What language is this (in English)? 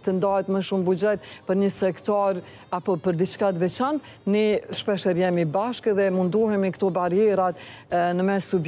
Romanian